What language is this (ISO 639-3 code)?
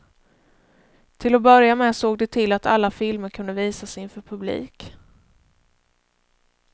swe